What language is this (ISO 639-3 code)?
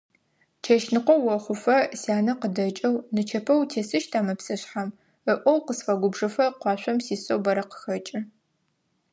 ady